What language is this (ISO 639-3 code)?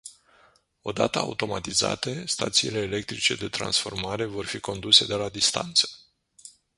ron